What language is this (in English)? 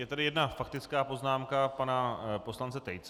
Czech